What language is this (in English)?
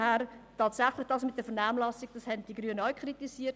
Swiss German